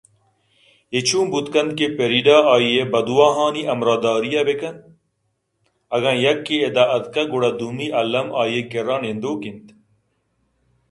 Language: Eastern Balochi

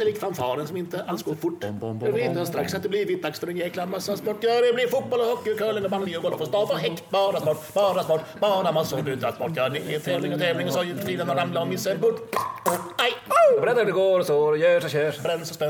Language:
Swedish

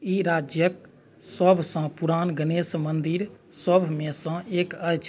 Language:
Maithili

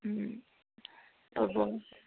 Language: Assamese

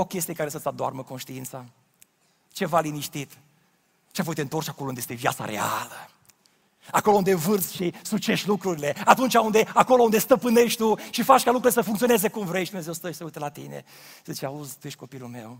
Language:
Romanian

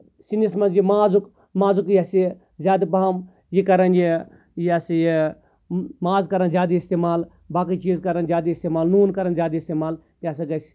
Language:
Kashmiri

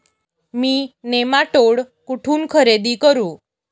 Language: Marathi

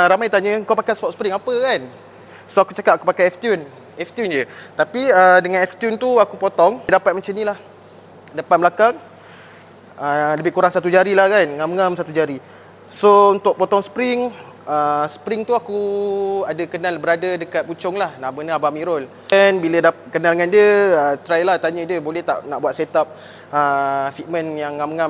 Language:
Malay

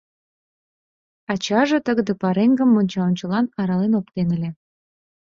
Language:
Mari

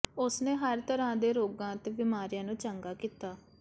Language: Punjabi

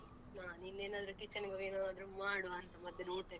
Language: Kannada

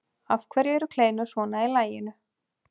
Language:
Icelandic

